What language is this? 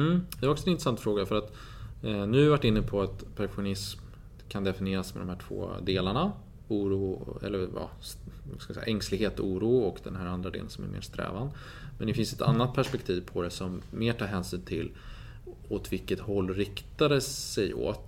Swedish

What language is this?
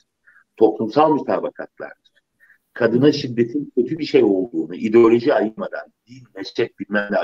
Turkish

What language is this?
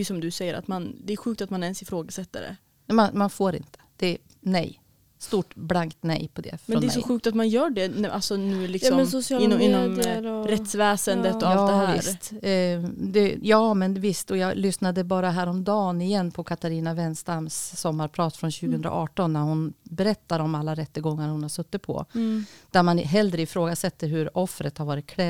Swedish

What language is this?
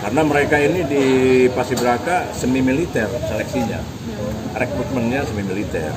Indonesian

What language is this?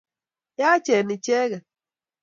Kalenjin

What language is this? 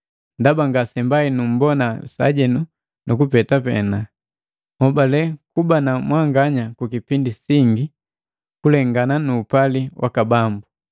Matengo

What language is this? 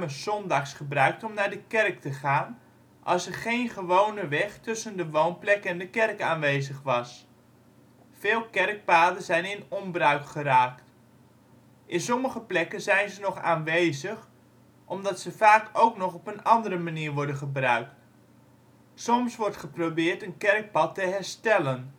Dutch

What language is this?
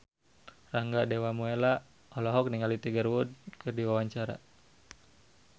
Sundanese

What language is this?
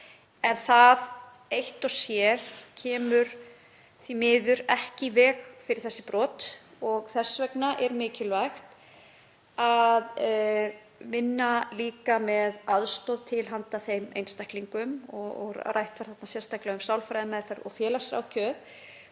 Icelandic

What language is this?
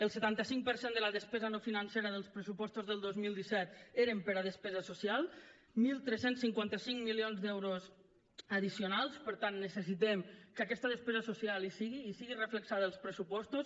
Catalan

